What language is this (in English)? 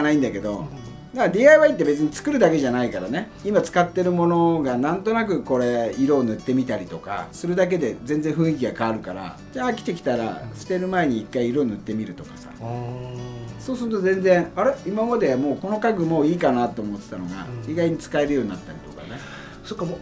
Japanese